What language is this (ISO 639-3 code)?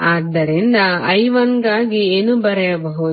kan